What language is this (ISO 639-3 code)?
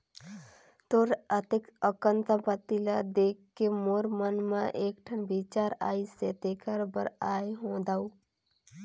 hne